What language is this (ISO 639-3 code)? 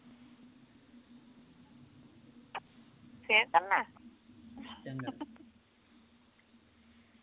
pan